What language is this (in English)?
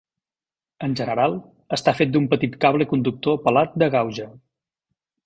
Catalan